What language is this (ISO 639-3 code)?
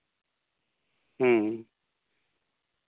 sat